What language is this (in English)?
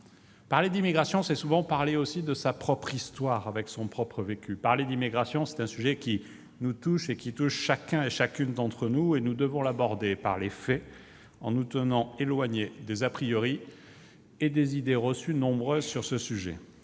French